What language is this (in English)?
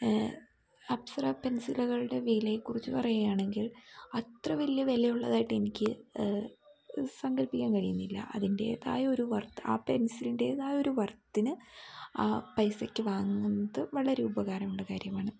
Malayalam